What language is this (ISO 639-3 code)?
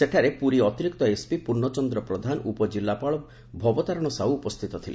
ori